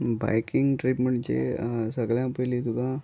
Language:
Konkani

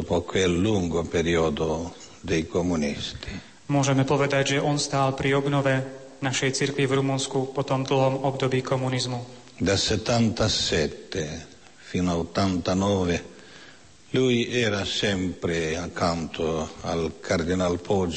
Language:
Slovak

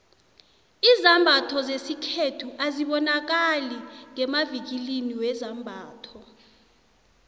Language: South Ndebele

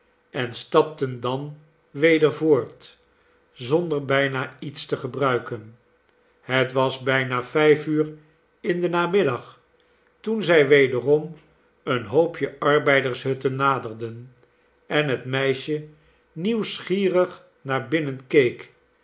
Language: Dutch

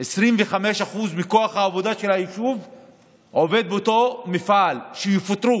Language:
Hebrew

